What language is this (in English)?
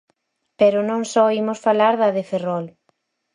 Galician